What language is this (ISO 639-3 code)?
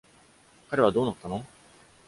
jpn